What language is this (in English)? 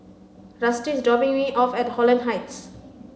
English